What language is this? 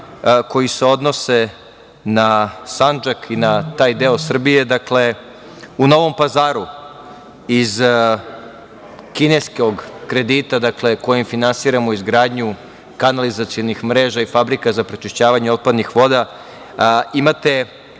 Serbian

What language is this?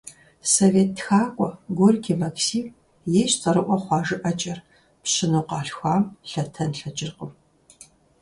Kabardian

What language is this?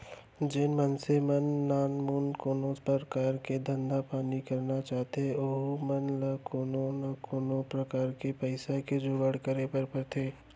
Chhattisgarhi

